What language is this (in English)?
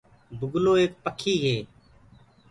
Gurgula